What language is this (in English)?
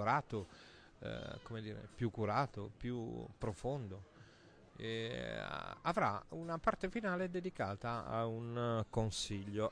Italian